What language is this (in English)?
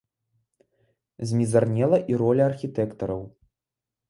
Belarusian